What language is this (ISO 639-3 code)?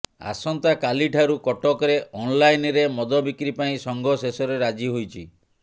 ori